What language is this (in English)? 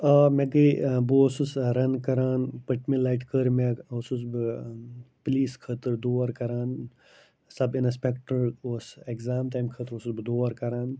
Kashmiri